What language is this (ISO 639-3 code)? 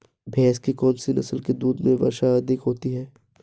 hin